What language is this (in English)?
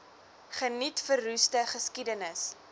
Afrikaans